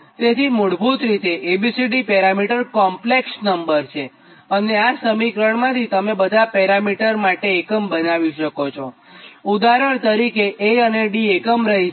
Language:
Gujarati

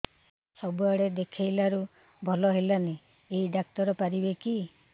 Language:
Odia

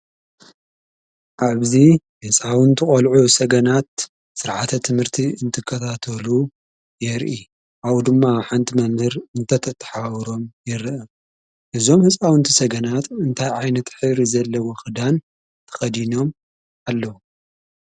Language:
Tigrinya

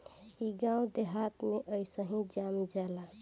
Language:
Bhojpuri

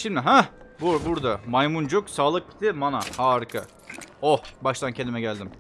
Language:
Turkish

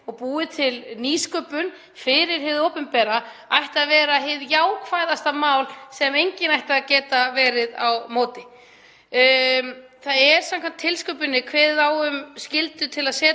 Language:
Icelandic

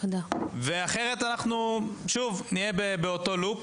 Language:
Hebrew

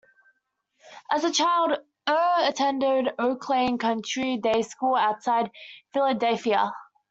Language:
English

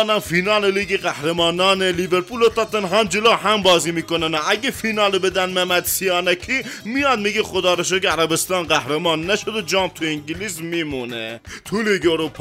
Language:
Persian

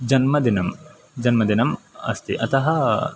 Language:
Sanskrit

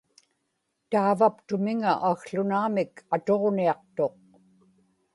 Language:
Inupiaq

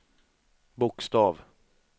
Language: Swedish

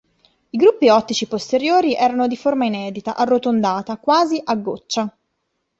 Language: Italian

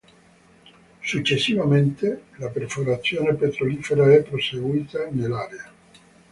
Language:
Italian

